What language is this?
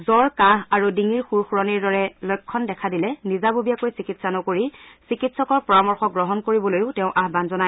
Assamese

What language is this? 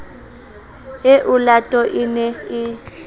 Southern Sotho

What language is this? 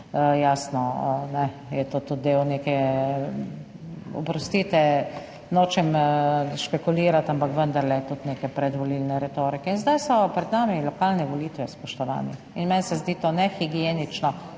Slovenian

